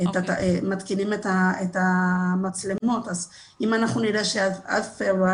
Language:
Hebrew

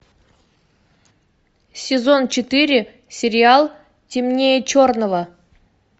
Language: Russian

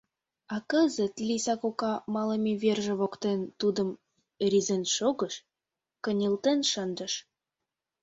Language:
Mari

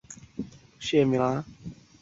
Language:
Chinese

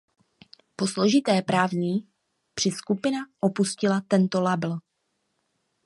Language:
Czech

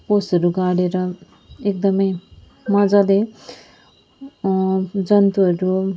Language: Nepali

